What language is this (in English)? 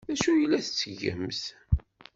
Kabyle